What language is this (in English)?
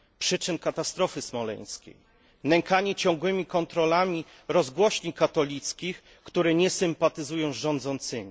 Polish